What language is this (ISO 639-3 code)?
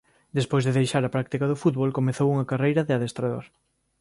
glg